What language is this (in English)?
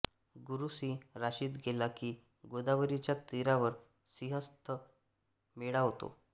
Marathi